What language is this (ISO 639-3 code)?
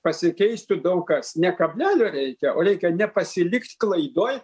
lit